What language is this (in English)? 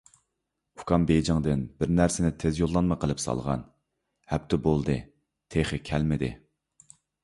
Uyghur